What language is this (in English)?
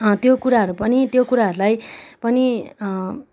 Nepali